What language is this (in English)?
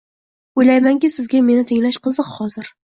Uzbek